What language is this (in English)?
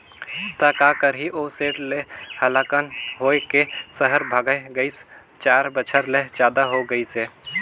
Chhattisgarhi